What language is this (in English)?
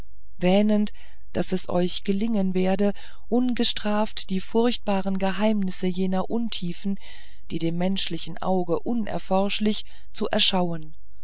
German